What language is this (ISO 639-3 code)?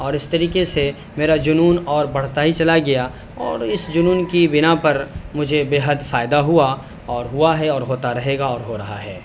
urd